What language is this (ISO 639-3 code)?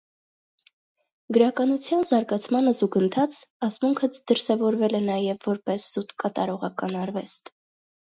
hye